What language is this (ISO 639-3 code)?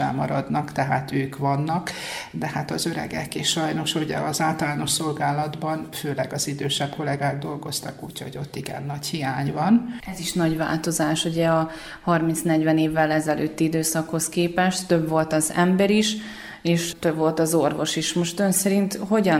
hun